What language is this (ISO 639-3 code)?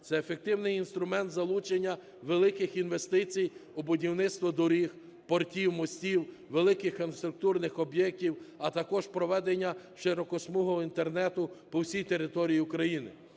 ukr